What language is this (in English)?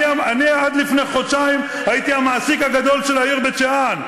Hebrew